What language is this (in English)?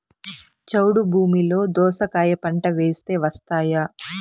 Telugu